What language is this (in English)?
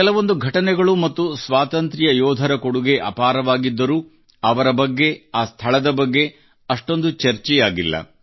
Kannada